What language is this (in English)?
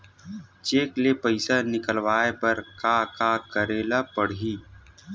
Chhattisgarhi